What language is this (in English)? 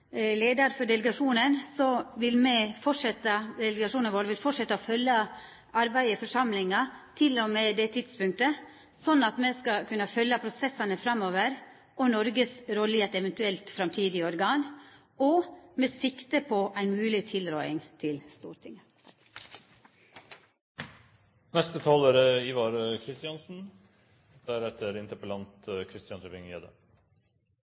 Norwegian Nynorsk